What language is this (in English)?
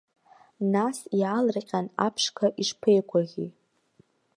Abkhazian